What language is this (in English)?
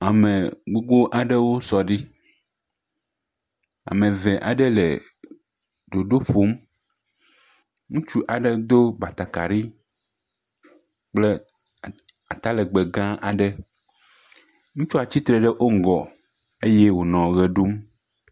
Ewe